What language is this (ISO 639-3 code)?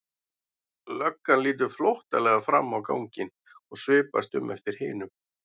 isl